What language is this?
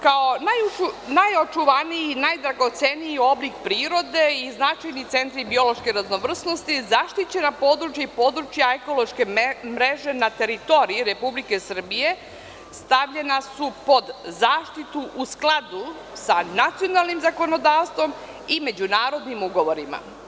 Serbian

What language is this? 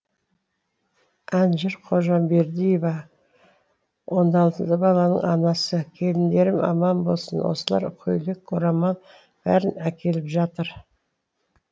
Kazakh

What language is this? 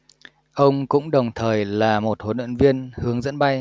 Vietnamese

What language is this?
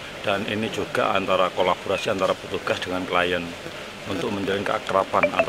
Indonesian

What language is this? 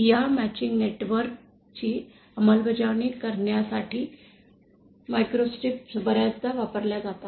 Marathi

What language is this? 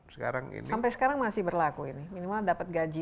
Indonesian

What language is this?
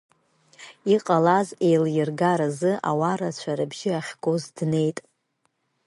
Abkhazian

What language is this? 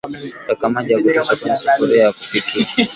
Swahili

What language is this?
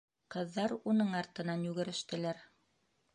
Bashkir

